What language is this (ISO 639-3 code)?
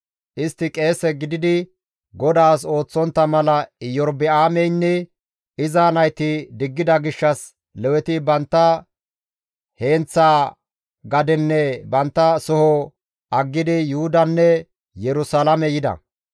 gmv